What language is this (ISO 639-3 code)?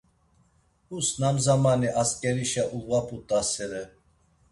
lzz